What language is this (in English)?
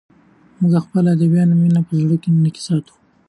Pashto